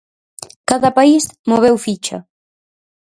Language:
Galician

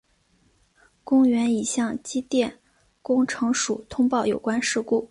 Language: Chinese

